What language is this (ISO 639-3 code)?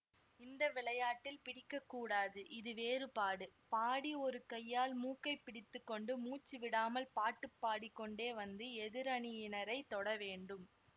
tam